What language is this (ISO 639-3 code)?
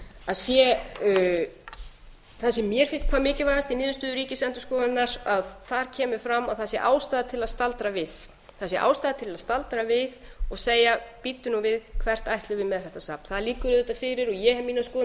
isl